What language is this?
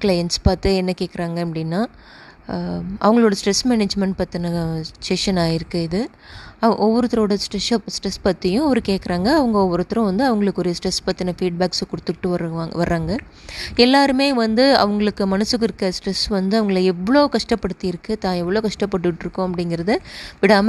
Tamil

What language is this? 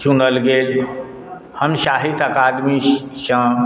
Maithili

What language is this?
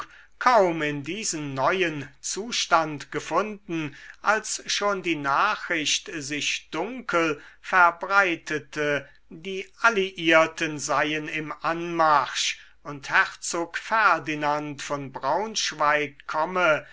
German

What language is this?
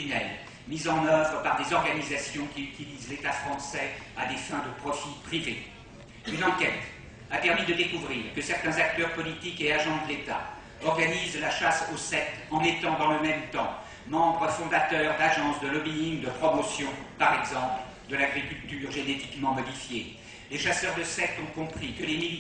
French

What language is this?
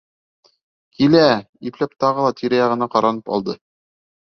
Bashkir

